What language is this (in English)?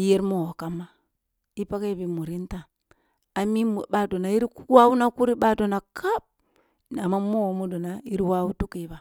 Kulung (Nigeria)